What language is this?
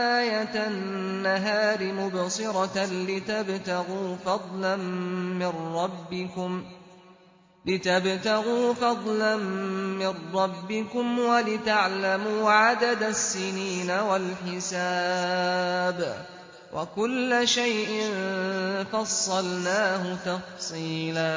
Arabic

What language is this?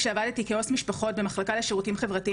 Hebrew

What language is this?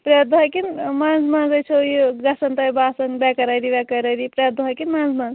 Kashmiri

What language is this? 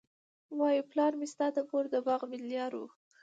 Pashto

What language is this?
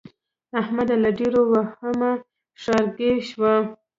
Pashto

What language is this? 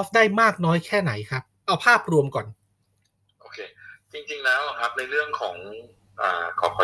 Thai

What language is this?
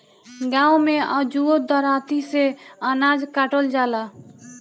Bhojpuri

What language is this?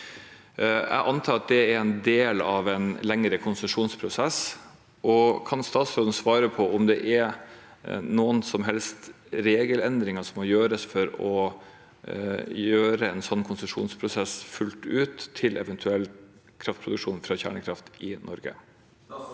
Norwegian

